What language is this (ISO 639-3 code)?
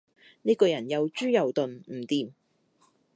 yue